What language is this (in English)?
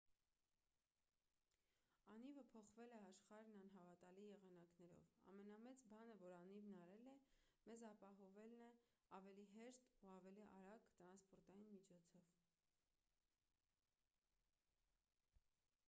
Armenian